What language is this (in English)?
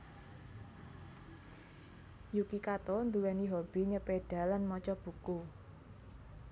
Javanese